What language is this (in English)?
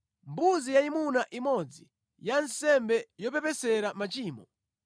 Nyanja